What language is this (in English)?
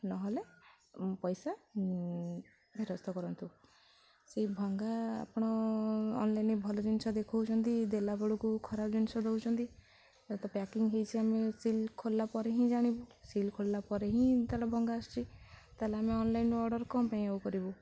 Odia